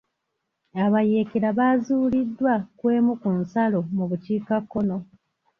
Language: Ganda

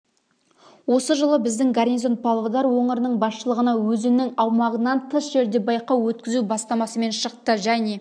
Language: Kazakh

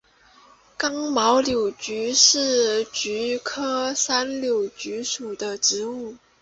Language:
Chinese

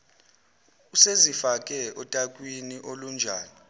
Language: Zulu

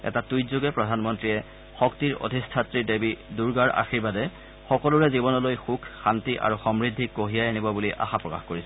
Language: Assamese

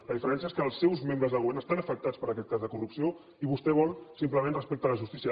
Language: Catalan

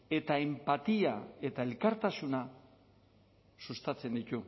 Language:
Basque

